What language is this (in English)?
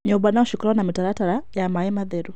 Kikuyu